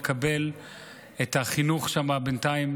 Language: Hebrew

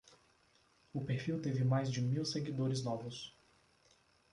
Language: Portuguese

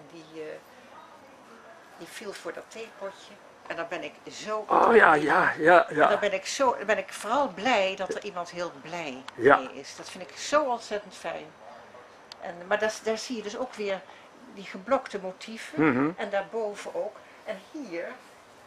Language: Dutch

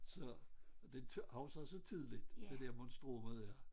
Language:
Danish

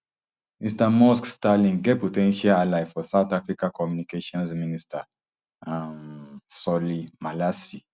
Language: Nigerian Pidgin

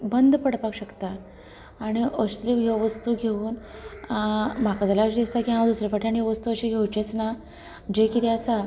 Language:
Konkani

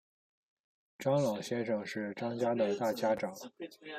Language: Chinese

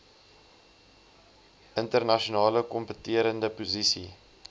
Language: Afrikaans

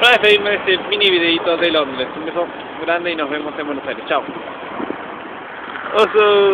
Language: Spanish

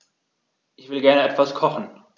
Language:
German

